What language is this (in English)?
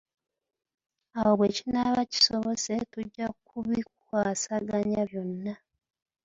Ganda